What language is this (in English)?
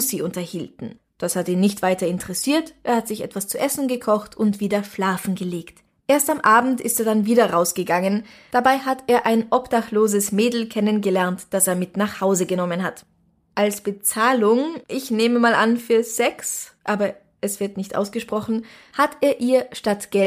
German